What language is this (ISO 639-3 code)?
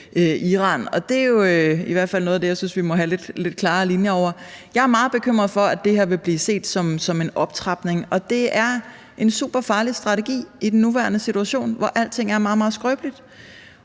dan